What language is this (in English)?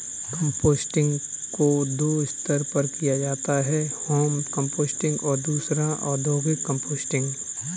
Hindi